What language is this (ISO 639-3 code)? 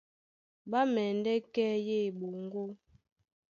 dua